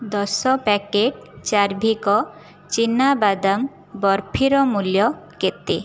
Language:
Odia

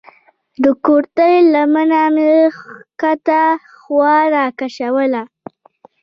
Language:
Pashto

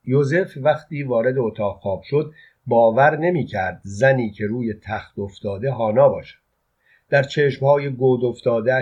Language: Persian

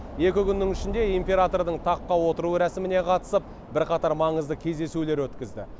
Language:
Kazakh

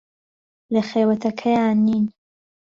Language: Central Kurdish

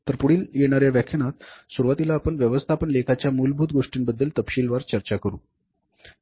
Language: Marathi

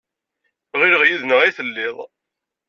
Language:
Kabyle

